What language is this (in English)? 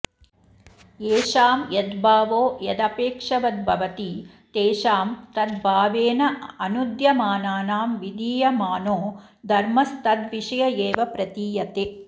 Sanskrit